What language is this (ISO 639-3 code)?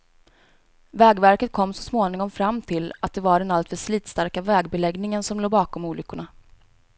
swe